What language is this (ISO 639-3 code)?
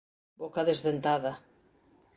glg